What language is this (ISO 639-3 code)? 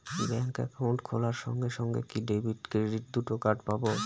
ben